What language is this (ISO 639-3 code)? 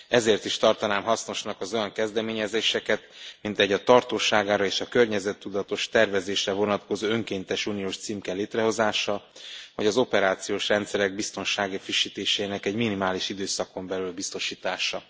hun